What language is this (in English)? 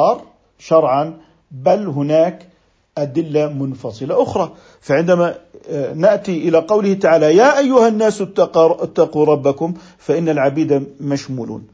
Arabic